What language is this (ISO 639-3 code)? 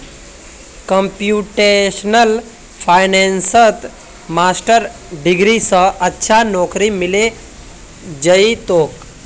mag